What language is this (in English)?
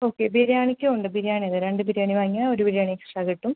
Malayalam